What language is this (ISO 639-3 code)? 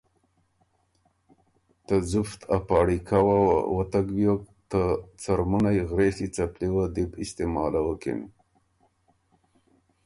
oru